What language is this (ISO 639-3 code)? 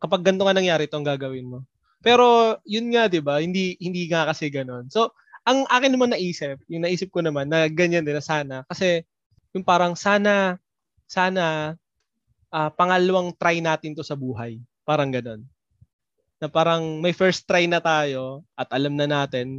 fil